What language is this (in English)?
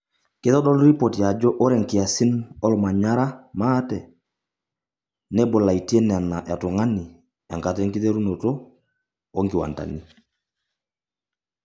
Masai